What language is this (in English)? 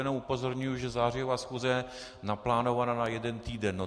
Czech